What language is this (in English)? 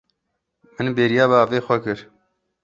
Kurdish